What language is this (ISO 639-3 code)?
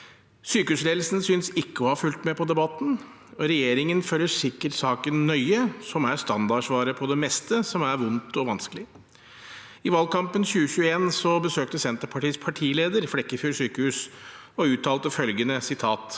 nor